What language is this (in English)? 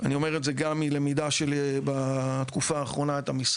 Hebrew